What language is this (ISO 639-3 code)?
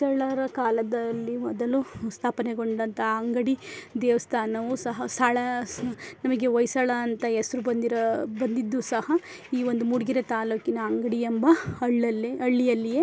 kan